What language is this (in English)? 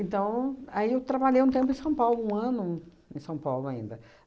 Portuguese